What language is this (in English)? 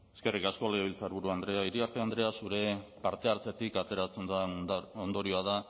Basque